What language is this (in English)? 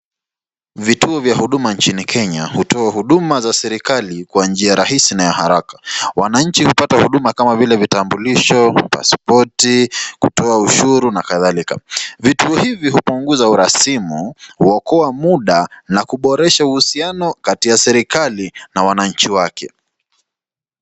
Swahili